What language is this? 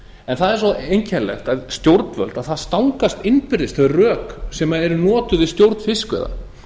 Icelandic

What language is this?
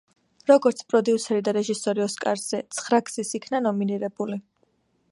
Georgian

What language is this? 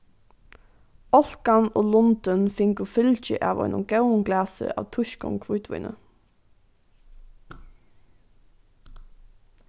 Faroese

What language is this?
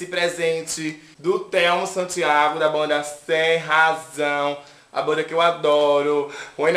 Portuguese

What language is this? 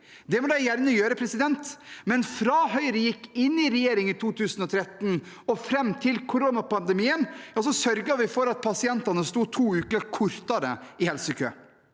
Norwegian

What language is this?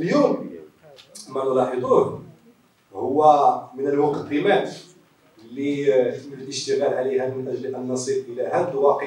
Arabic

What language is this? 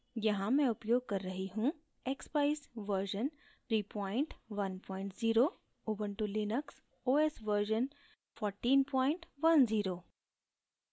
Hindi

